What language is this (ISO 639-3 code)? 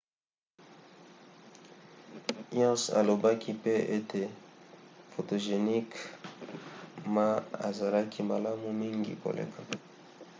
lin